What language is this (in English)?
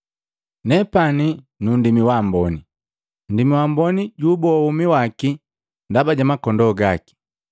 Matengo